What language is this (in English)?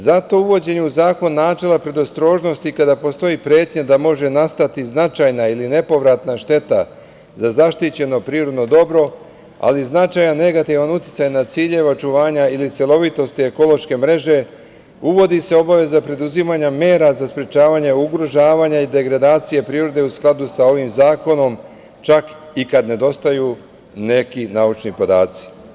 Serbian